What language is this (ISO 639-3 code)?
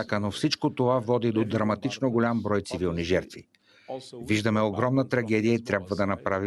bul